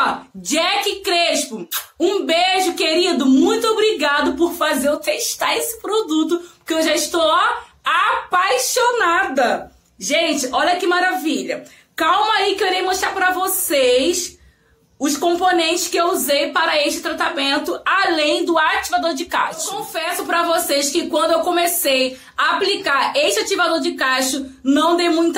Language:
Portuguese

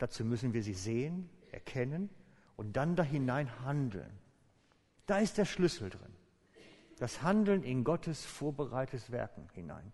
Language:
German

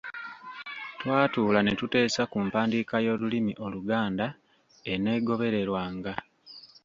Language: Ganda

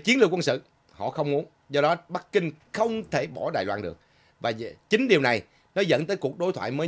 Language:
Vietnamese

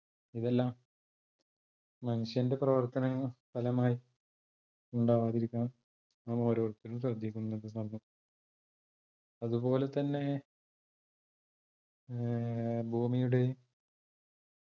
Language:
Malayalam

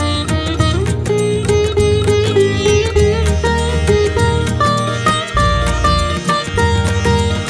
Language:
Hindi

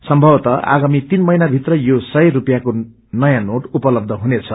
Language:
Nepali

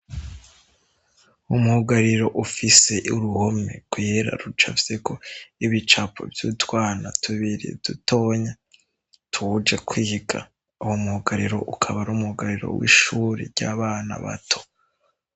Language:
Rundi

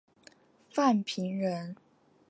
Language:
Chinese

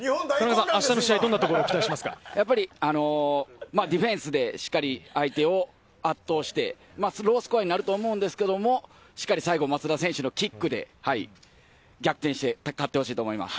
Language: Japanese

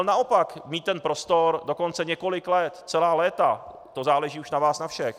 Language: Czech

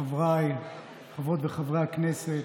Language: Hebrew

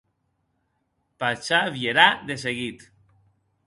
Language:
Occitan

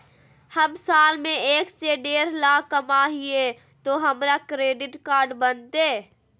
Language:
Magahi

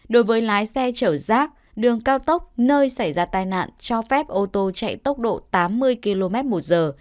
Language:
Vietnamese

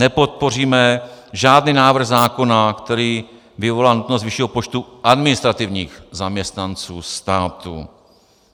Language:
Czech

